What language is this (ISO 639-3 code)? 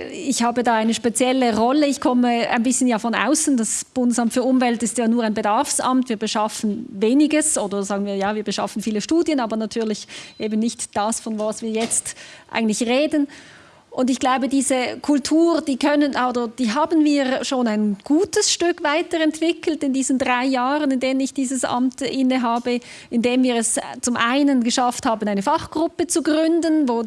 deu